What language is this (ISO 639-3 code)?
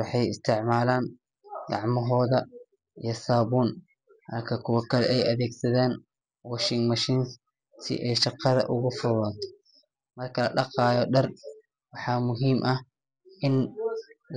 som